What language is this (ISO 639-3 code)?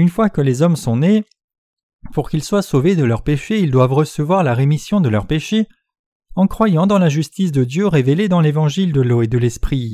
fra